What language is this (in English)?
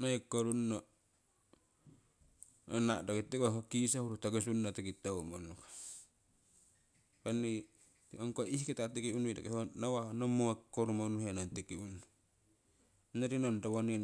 Siwai